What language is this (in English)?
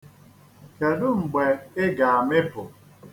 Igbo